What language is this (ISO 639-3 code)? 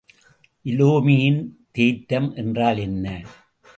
tam